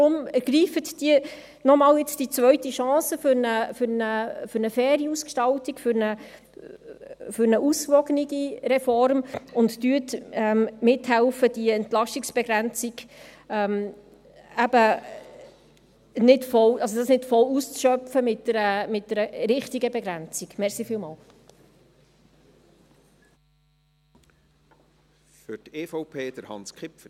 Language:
Swiss German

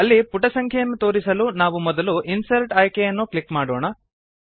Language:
Kannada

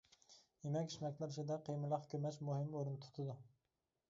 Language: Uyghur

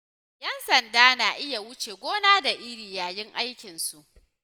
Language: Hausa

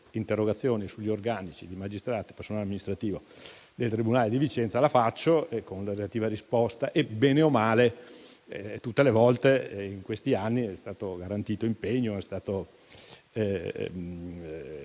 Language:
Italian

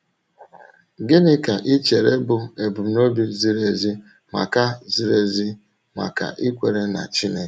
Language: Igbo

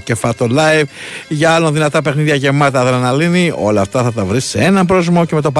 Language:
Greek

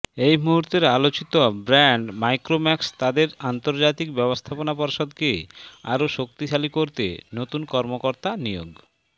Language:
Bangla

